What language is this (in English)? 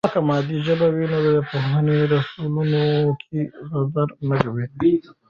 Pashto